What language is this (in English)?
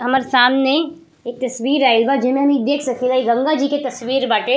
Bhojpuri